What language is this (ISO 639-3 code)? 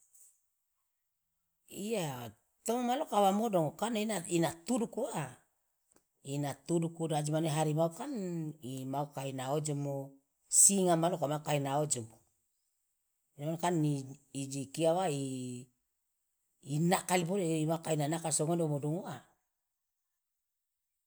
loa